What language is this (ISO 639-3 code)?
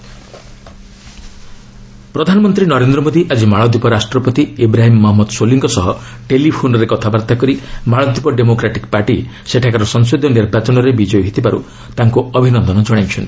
ori